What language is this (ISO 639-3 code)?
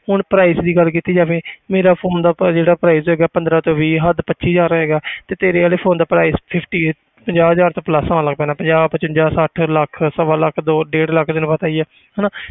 pan